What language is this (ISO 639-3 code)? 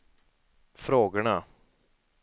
swe